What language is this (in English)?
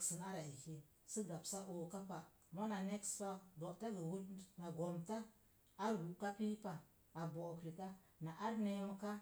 Mom Jango